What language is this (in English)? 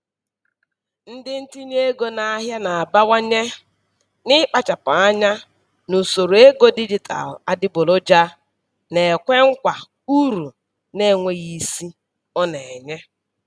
Igbo